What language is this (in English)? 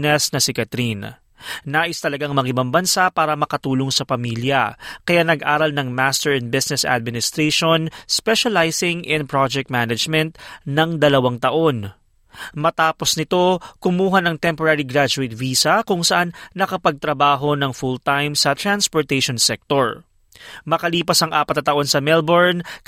Filipino